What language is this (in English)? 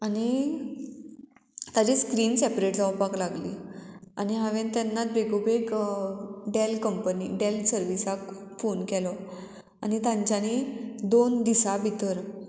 Konkani